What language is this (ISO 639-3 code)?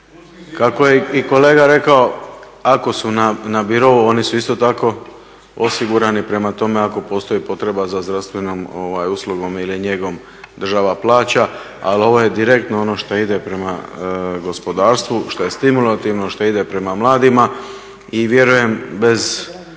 hrv